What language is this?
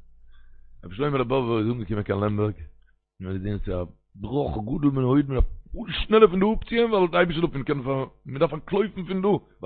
Hebrew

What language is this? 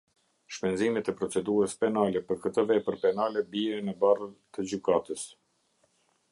Albanian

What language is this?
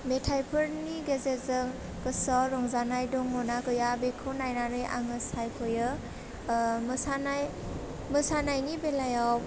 Bodo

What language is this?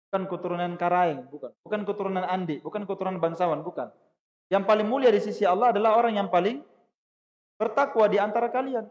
Indonesian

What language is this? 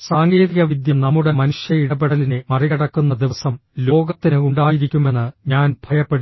Malayalam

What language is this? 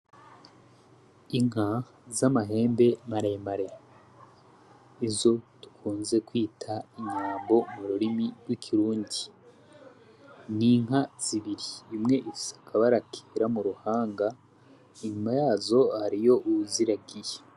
Rundi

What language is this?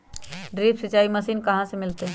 Magahi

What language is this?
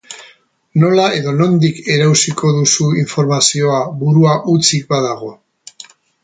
Basque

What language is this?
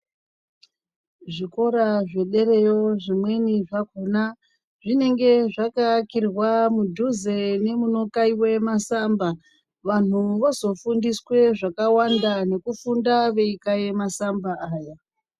Ndau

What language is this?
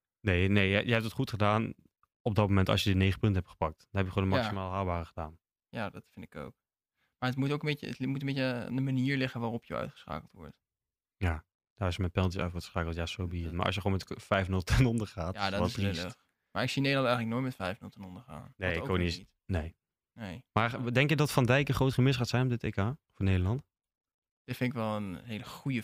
Dutch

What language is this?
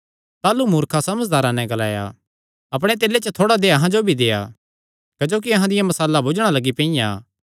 Kangri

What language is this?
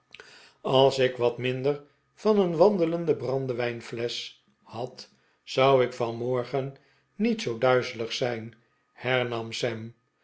Dutch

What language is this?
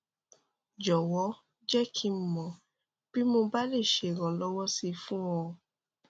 Yoruba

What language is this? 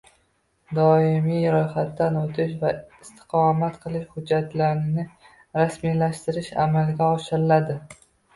Uzbek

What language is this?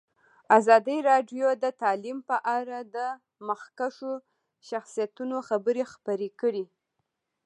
Pashto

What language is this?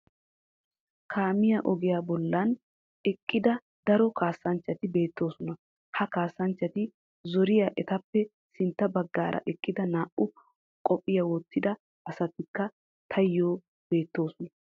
Wolaytta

